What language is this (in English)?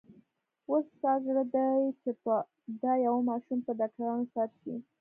Pashto